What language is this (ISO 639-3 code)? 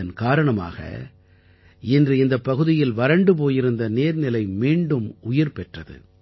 tam